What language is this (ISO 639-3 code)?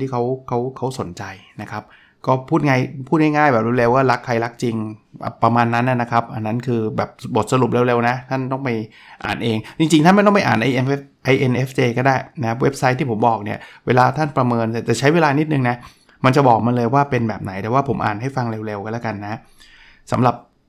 tha